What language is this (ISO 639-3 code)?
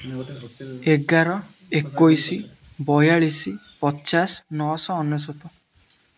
ori